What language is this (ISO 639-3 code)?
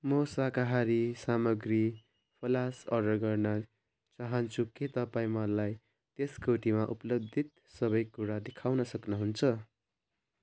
nep